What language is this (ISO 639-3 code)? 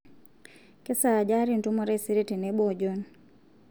mas